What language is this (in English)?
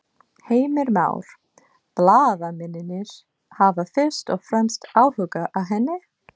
Icelandic